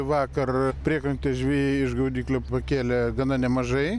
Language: Lithuanian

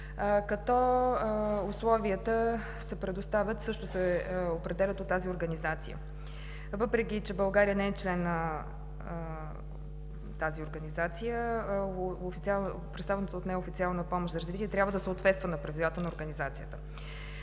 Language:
Bulgarian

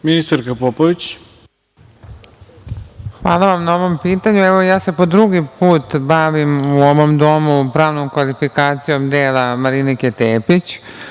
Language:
Serbian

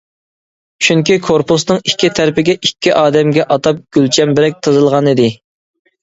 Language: Uyghur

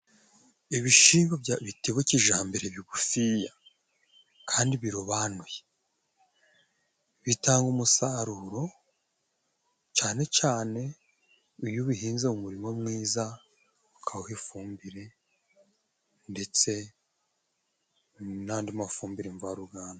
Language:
Kinyarwanda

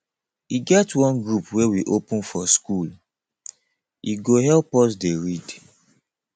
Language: Nigerian Pidgin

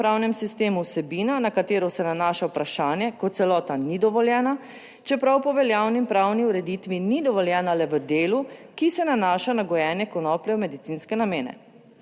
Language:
Slovenian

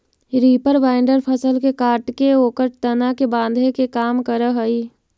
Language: Magahi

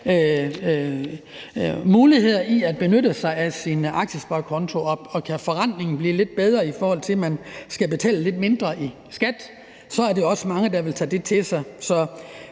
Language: Danish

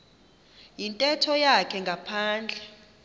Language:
Xhosa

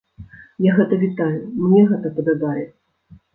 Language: Belarusian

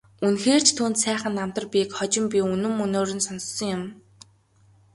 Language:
Mongolian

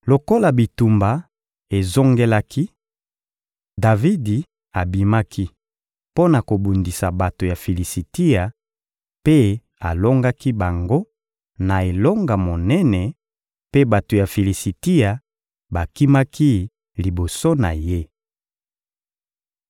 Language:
Lingala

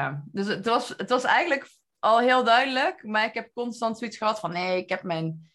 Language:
Dutch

